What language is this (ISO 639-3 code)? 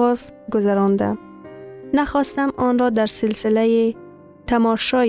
fas